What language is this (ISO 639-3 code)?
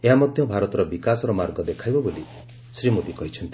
ori